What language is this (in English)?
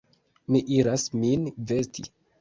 Esperanto